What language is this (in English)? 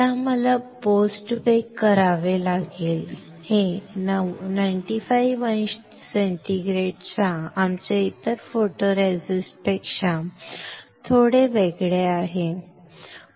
Marathi